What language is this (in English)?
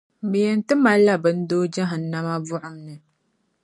Dagbani